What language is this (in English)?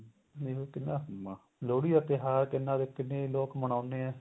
Punjabi